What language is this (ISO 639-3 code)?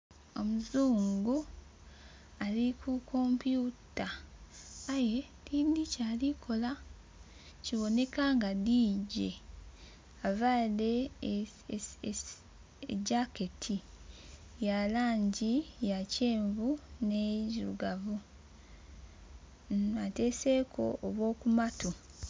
xog